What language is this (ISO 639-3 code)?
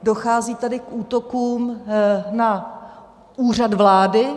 ces